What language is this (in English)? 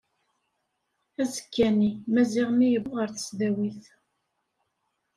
Kabyle